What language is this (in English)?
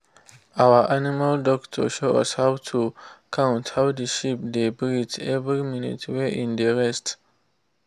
Nigerian Pidgin